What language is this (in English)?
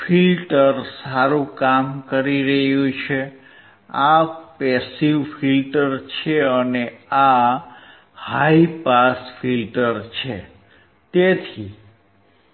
Gujarati